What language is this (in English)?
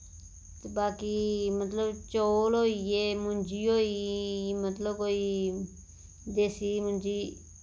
Dogri